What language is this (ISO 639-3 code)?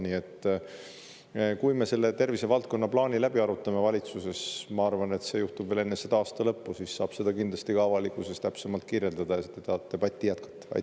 est